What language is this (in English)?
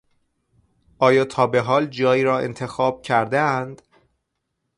Persian